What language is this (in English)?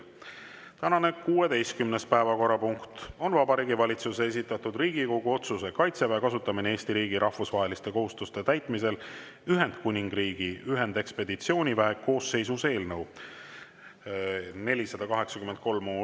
Estonian